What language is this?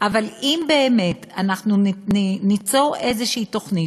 Hebrew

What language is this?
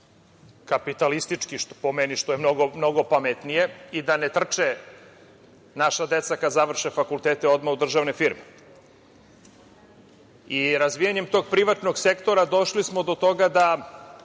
Serbian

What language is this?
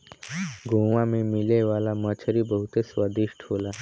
Bhojpuri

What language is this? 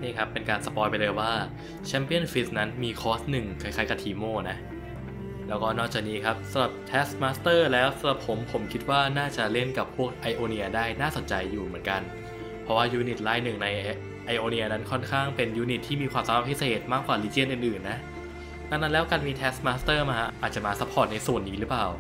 Thai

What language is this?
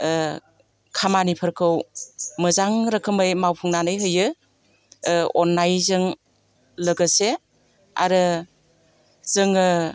Bodo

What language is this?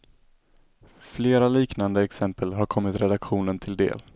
Swedish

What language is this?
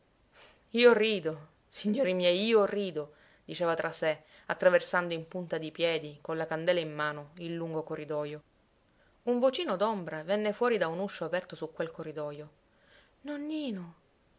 Italian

